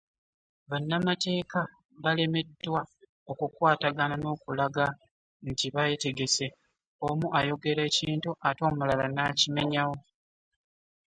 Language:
Ganda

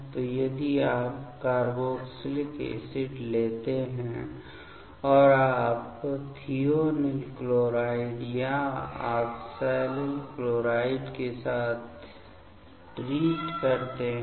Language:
Hindi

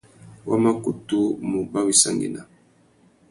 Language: Tuki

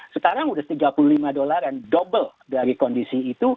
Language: Indonesian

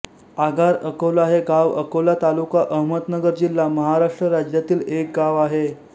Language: Marathi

